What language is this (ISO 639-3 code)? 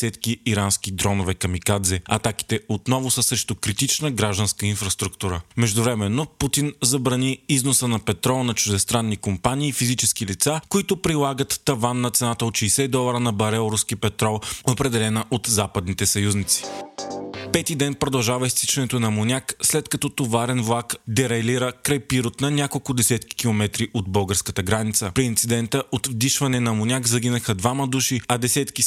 bul